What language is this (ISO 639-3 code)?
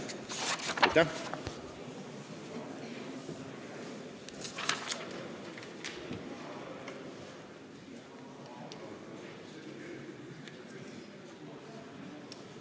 est